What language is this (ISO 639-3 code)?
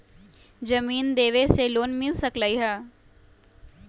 mag